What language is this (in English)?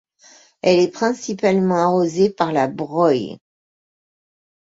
French